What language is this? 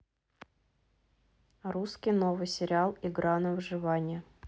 Russian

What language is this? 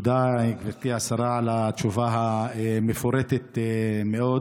Hebrew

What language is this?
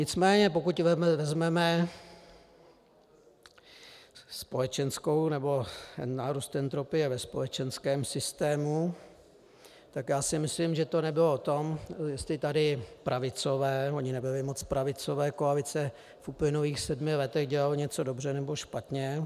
Czech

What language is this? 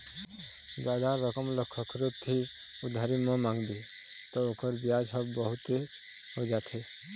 Chhattisgarhi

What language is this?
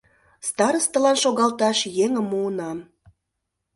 Mari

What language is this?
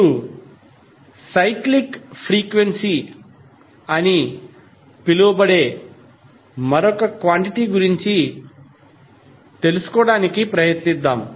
Telugu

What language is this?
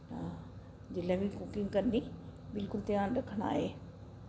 Dogri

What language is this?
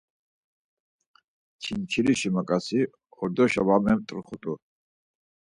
Laz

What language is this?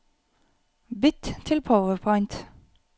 Norwegian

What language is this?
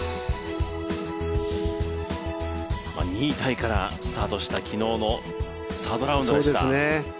Japanese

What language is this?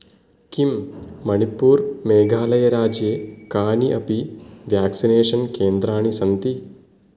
Sanskrit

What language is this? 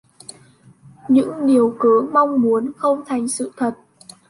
Vietnamese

